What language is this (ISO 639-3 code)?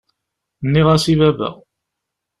kab